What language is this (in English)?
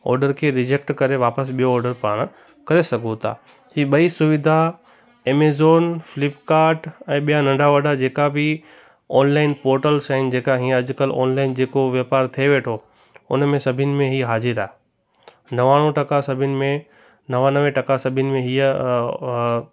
Sindhi